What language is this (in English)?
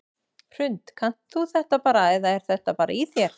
Icelandic